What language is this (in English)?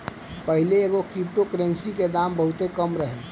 Bhojpuri